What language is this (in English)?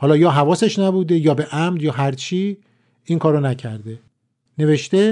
Persian